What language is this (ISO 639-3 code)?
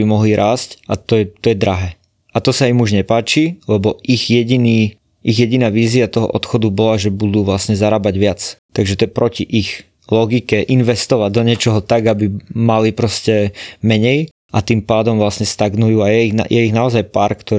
slk